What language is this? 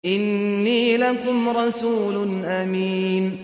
Arabic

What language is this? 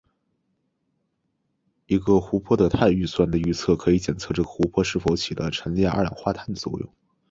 Chinese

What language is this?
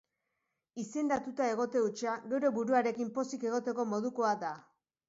Basque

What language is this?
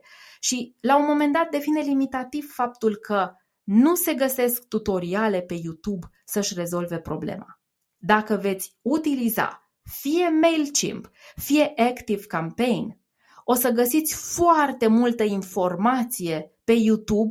Romanian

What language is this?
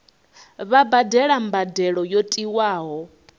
Venda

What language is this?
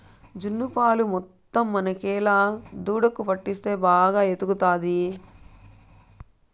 Telugu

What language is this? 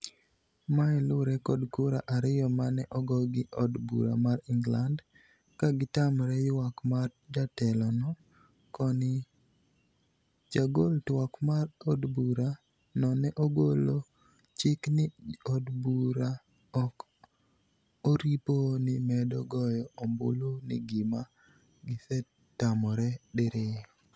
Luo (Kenya and Tanzania)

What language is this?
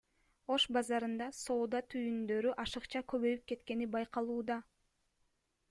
Kyrgyz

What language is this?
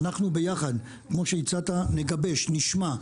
Hebrew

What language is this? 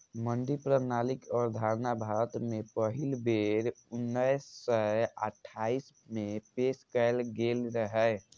Maithili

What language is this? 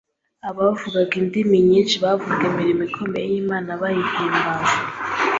Kinyarwanda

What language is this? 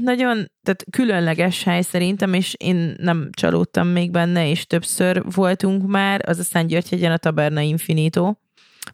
Hungarian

